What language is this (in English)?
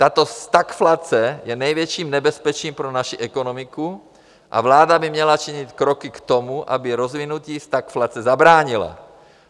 Czech